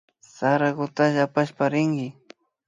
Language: Imbabura Highland Quichua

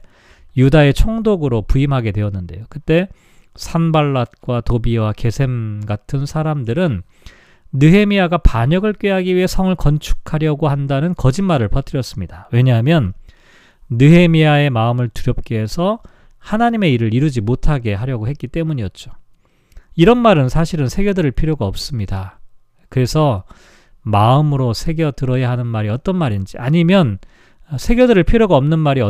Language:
Korean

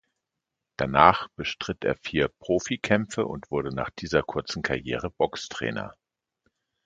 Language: German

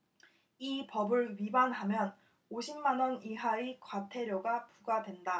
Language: Korean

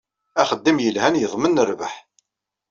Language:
Kabyle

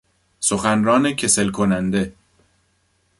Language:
Persian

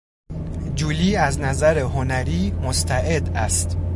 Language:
Persian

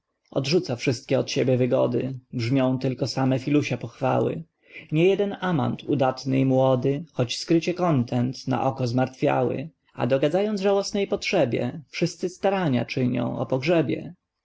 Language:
Polish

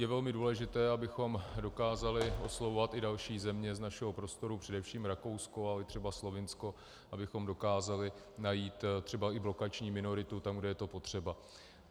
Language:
Czech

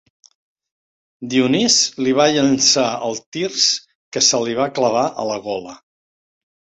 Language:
Catalan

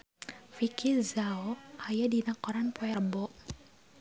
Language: Sundanese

